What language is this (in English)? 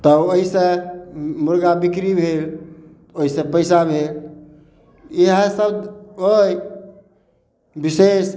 Maithili